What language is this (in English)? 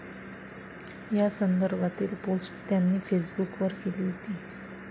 Marathi